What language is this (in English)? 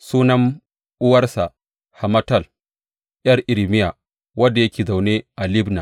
Hausa